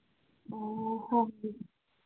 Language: Manipuri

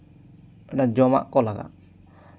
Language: Santali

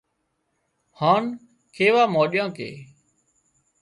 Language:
Wadiyara Koli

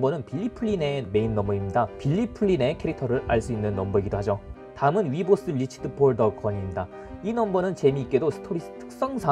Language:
Korean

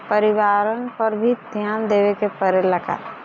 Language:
Bhojpuri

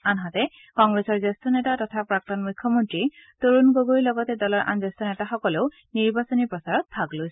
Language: Assamese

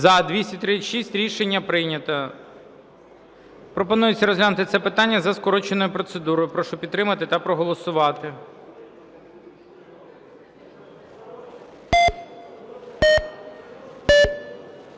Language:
Ukrainian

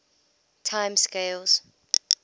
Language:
English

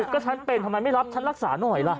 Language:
Thai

